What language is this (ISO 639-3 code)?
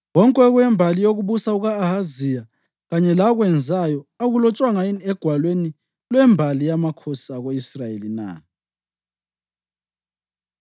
nde